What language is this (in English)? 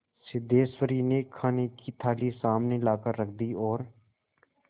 Hindi